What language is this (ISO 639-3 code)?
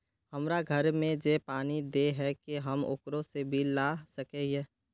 mag